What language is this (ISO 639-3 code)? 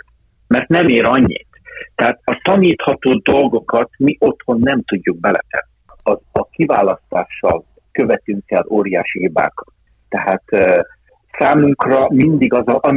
hun